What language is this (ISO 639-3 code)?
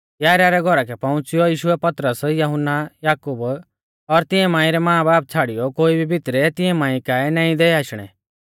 bfz